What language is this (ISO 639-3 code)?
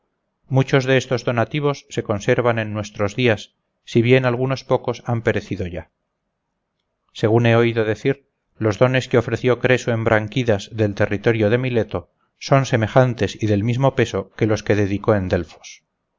spa